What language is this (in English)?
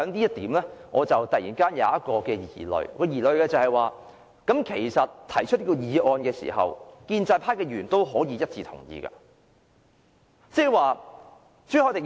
Cantonese